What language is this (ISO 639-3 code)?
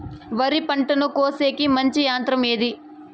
tel